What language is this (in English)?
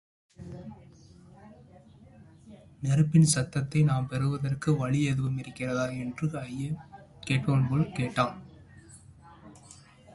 Tamil